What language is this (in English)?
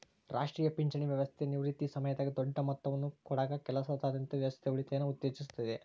Kannada